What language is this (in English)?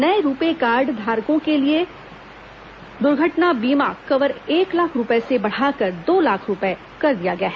Hindi